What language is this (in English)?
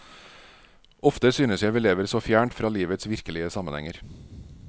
Norwegian